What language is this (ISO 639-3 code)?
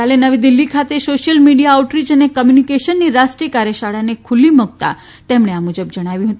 guj